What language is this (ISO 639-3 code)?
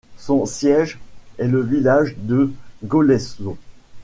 fra